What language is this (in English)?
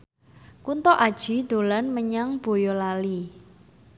Javanese